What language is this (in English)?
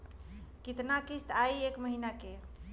Bhojpuri